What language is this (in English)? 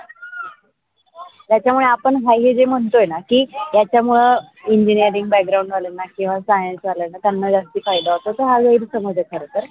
Marathi